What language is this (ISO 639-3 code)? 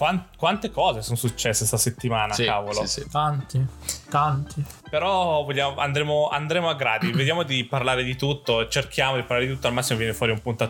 ita